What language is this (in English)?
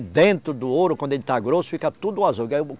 Portuguese